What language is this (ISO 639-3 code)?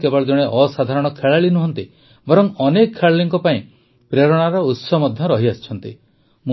ori